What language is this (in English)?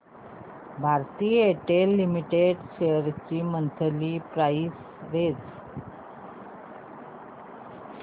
Marathi